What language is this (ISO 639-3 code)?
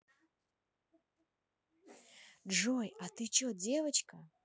rus